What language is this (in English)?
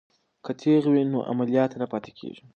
Pashto